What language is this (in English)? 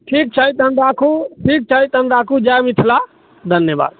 Maithili